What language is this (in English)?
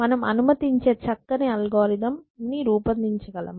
Telugu